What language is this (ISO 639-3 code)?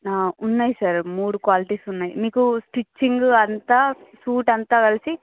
tel